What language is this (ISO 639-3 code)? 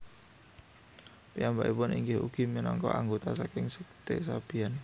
jav